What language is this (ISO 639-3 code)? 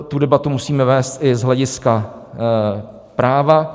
ces